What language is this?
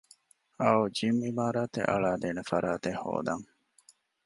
Divehi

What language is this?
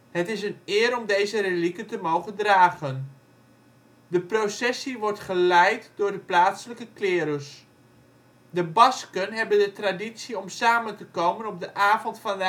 Dutch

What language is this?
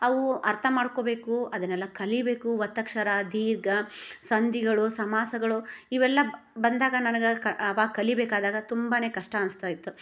Kannada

